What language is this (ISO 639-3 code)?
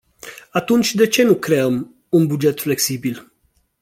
ron